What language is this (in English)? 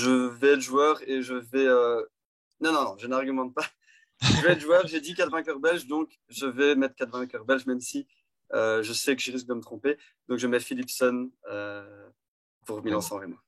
French